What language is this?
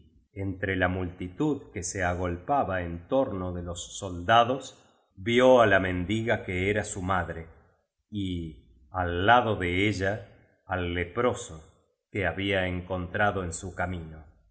Spanish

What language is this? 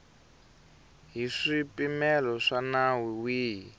Tsonga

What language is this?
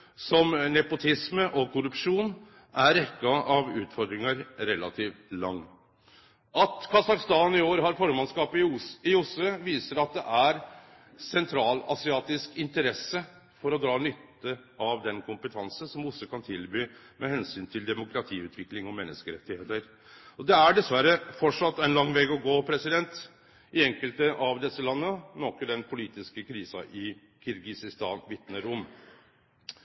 Norwegian Nynorsk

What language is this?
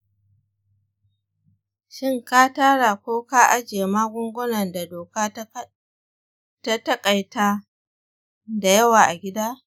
Hausa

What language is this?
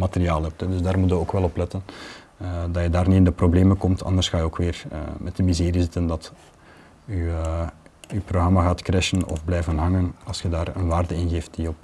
Dutch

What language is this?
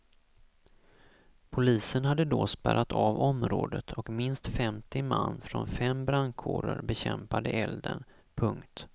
Swedish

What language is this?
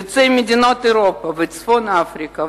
Hebrew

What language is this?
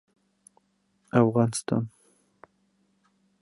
Bashkir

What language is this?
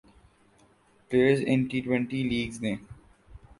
Urdu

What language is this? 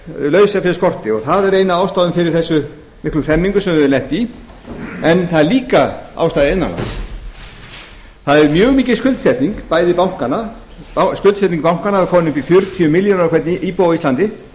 Icelandic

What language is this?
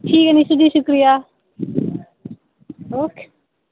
Dogri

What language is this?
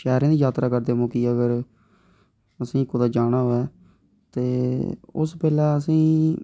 Dogri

